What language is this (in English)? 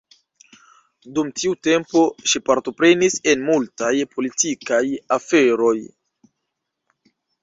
Esperanto